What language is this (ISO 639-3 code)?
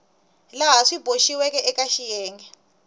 tso